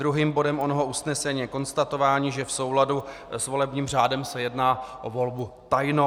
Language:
Czech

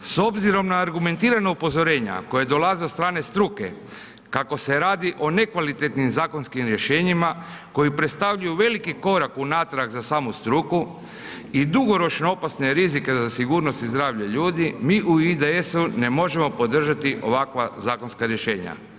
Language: Croatian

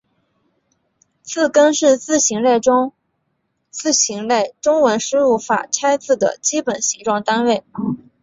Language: Chinese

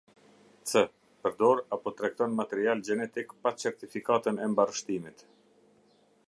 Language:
Albanian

